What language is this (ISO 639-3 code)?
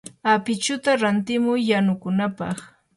qur